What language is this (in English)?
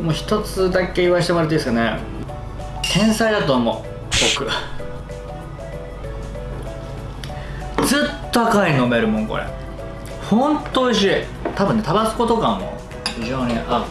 Japanese